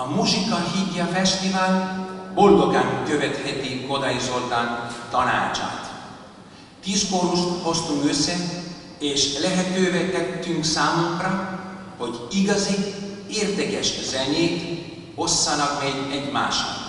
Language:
Hungarian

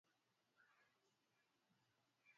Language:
Swahili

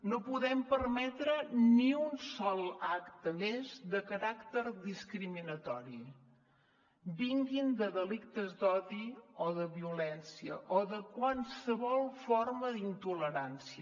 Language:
Catalan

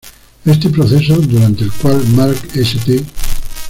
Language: Spanish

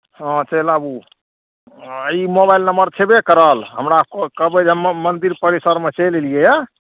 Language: Maithili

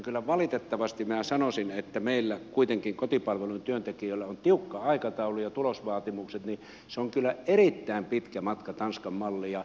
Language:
Finnish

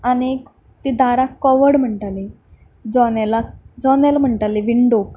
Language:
Konkani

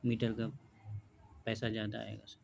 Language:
Urdu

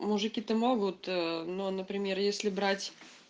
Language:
Russian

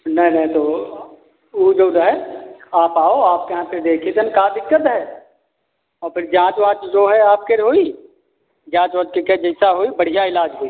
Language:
Hindi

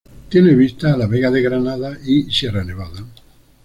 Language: Spanish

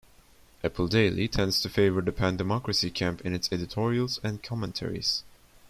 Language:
English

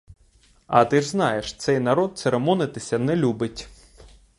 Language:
Ukrainian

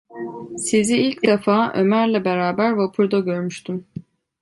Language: Turkish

